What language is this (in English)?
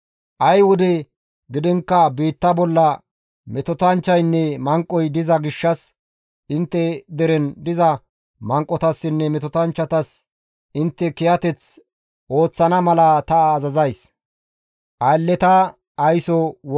Gamo